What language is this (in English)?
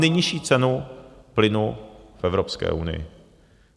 Czech